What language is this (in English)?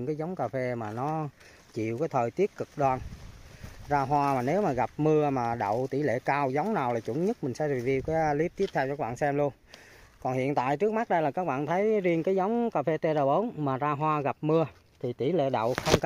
Vietnamese